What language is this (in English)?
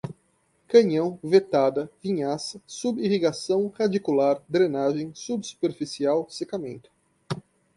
Portuguese